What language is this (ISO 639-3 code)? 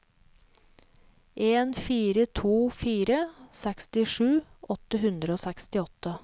nor